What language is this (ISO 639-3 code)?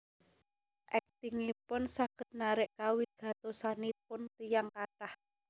jav